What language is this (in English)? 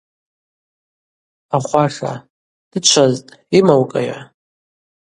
Abaza